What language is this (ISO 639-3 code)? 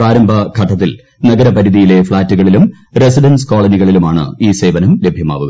mal